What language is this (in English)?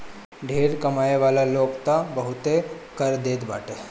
Bhojpuri